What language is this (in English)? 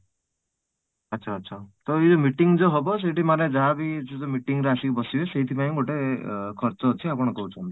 Odia